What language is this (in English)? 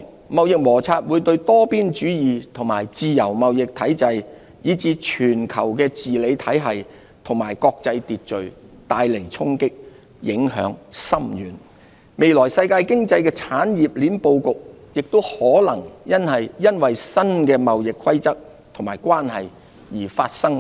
Cantonese